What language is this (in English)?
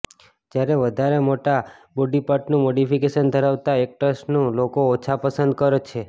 Gujarati